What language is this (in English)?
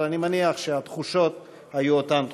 Hebrew